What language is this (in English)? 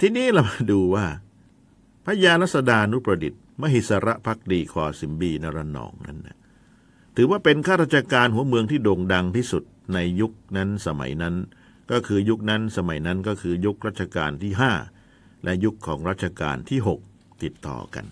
Thai